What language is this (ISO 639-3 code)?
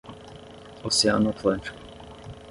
por